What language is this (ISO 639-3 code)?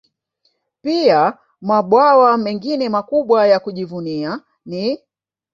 swa